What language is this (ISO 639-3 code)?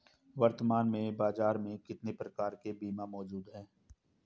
hin